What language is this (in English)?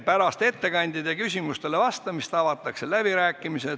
Estonian